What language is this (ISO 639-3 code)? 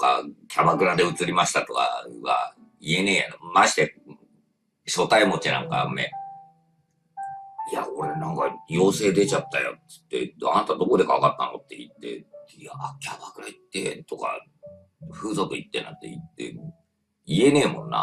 jpn